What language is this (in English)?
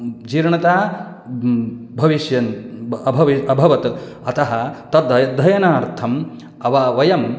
Sanskrit